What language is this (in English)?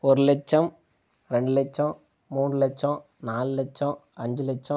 Tamil